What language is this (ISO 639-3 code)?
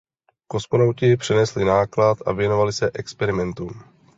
ces